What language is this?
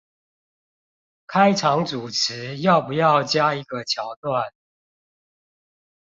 Chinese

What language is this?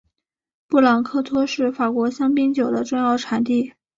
Chinese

